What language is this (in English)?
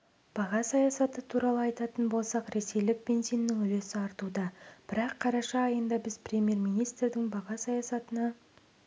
Kazakh